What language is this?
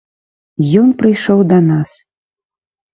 Belarusian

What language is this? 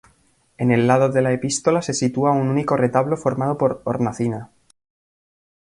Spanish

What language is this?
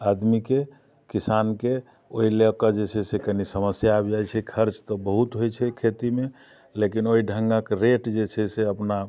Maithili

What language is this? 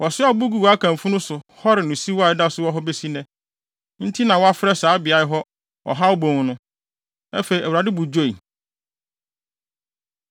Akan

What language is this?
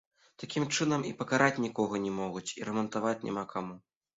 Belarusian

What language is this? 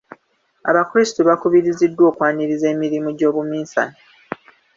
Ganda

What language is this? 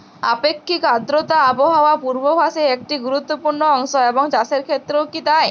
Bangla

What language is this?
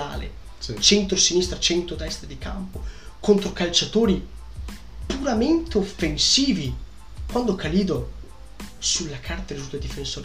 Italian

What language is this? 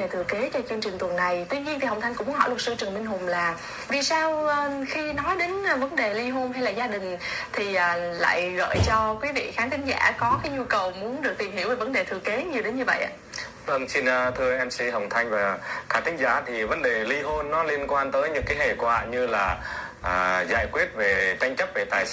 Vietnamese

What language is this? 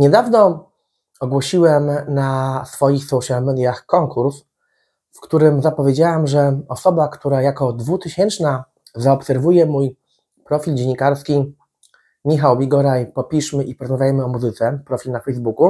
Polish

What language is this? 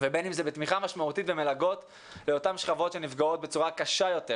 Hebrew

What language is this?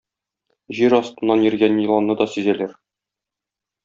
Tatar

